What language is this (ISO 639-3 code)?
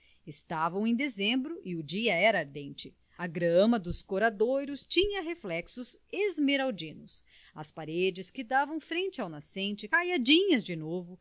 por